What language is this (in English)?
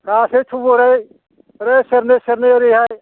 Bodo